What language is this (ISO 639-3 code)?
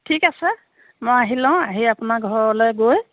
asm